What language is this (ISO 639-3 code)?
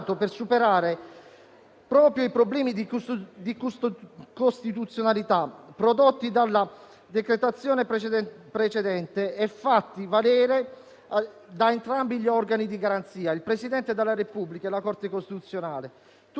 ita